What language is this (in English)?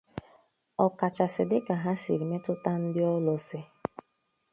Igbo